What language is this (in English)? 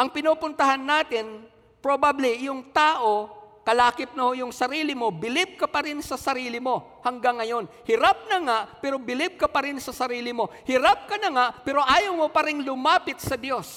Filipino